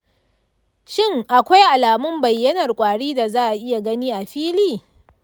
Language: Hausa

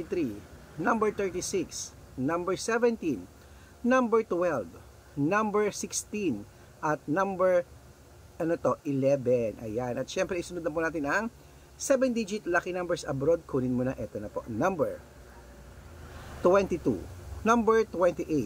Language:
Filipino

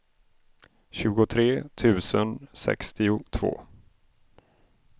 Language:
Swedish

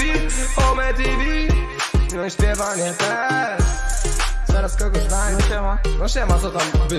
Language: Polish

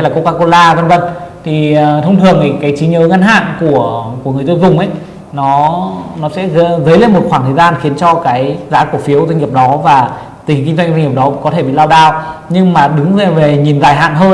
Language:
Vietnamese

